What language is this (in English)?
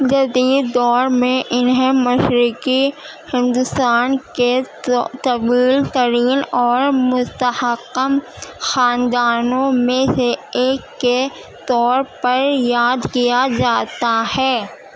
Urdu